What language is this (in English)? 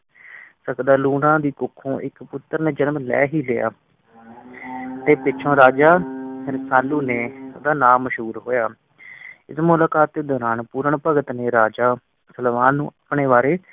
Punjabi